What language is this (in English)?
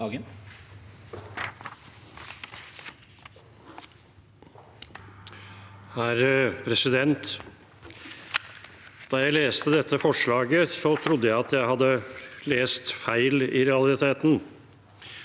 Norwegian